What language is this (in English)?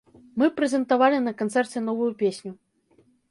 Belarusian